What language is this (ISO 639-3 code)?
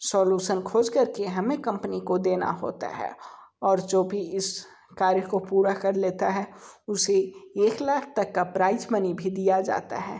hin